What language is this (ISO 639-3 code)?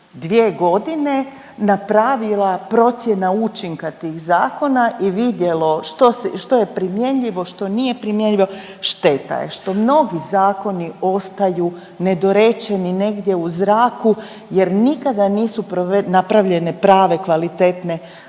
hrv